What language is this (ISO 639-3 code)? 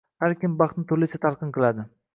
uzb